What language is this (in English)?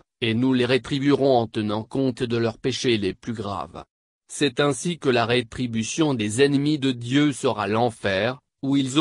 French